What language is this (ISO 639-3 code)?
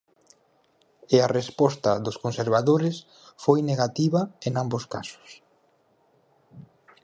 glg